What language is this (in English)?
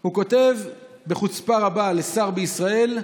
Hebrew